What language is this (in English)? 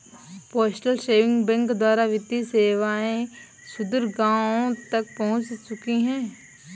Hindi